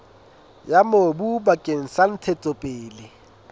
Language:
Southern Sotho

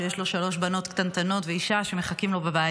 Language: Hebrew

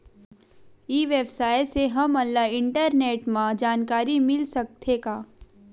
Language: Chhattisgarhi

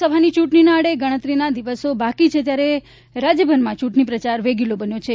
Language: Gujarati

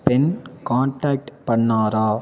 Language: Tamil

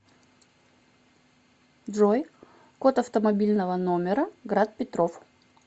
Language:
Russian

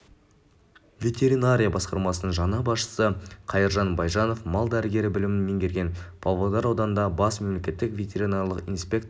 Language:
Kazakh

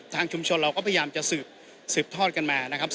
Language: Thai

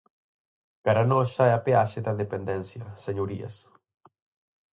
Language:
Galician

